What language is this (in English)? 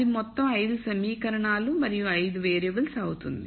Telugu